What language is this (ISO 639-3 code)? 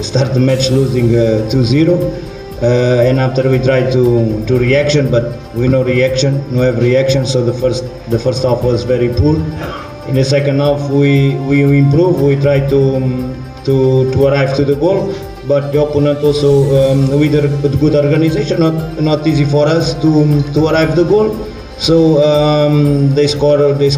ind